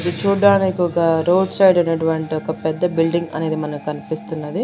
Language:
Telugu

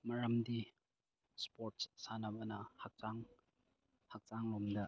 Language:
Manipuri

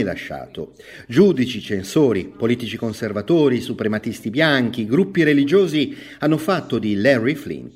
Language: Italian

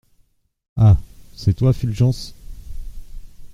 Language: French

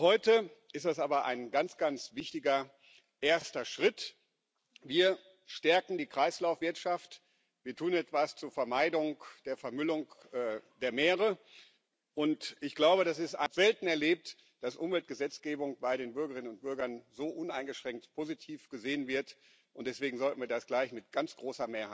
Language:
German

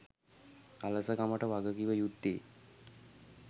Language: Sinhala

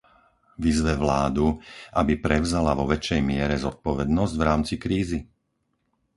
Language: Slovak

